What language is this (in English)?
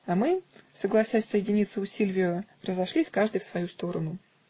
Russian